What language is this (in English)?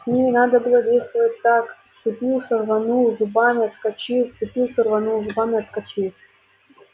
Russian